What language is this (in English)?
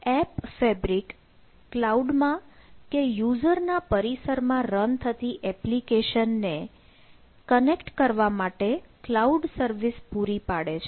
Gujarati